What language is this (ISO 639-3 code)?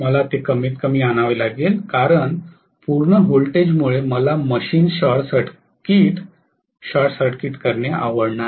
mar